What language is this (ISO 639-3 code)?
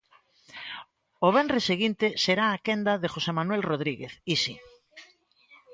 glg